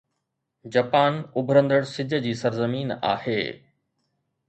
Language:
Sindhi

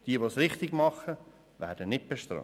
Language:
Swiss German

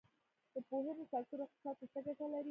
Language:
Pashto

